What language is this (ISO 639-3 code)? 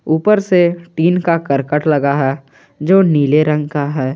hin